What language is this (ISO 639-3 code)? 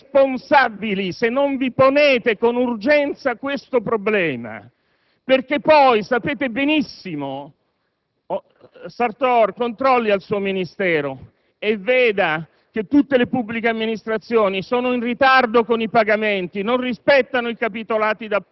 ita